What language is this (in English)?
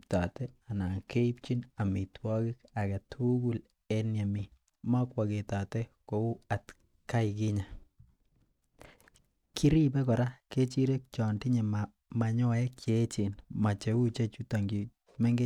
Kalenjin